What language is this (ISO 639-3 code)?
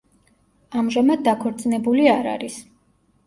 kat